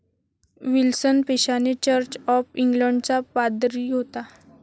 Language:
Marathi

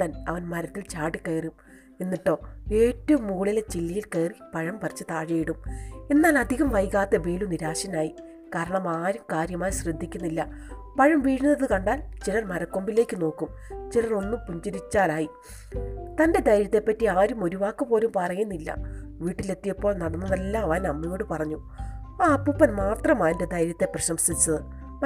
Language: Malayalam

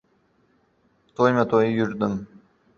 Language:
Uzbek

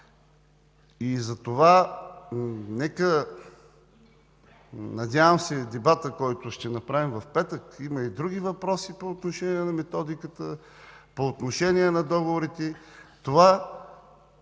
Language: Bulgarian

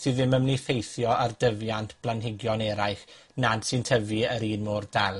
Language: Welsh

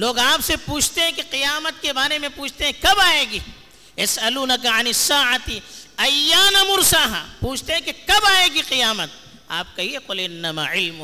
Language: Urdu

